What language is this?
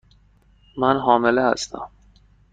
Persian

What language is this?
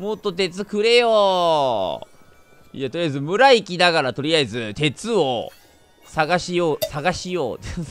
Japanese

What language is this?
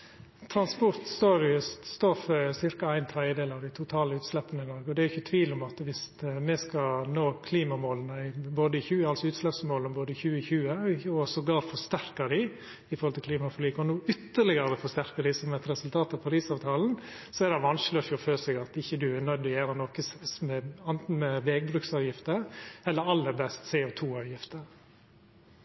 Norwegian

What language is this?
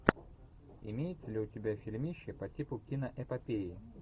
Russian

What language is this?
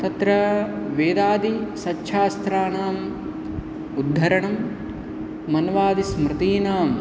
Sanskrit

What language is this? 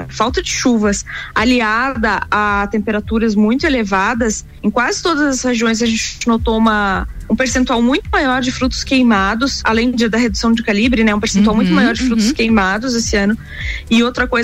Portuguese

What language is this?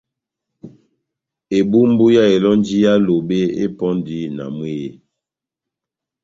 Batanga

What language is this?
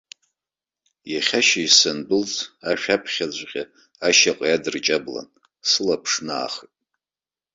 Abkhazian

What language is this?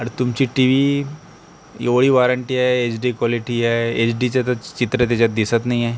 Marathi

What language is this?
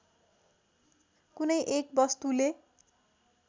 Nepali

